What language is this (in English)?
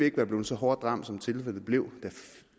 Danish